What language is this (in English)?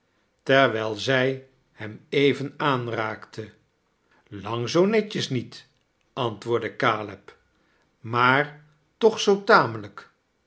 Dutch